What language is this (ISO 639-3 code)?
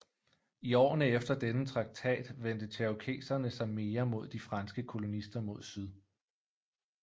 dan